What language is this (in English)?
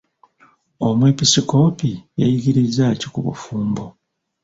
Ganda